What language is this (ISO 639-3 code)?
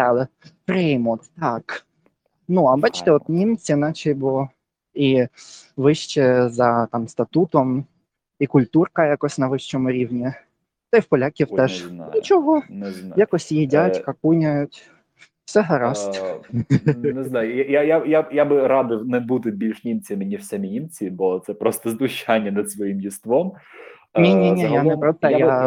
ukr